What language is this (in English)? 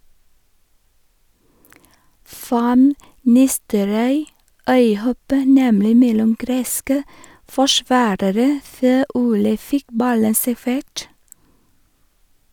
Norwegian